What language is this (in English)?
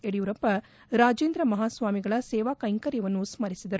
Kannada